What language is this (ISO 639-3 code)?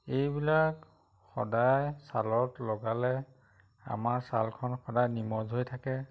asm